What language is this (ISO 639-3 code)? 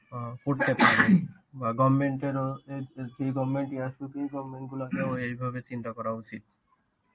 ben